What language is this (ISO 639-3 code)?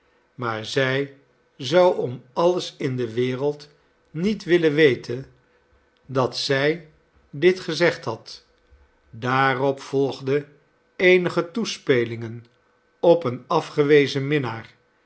nld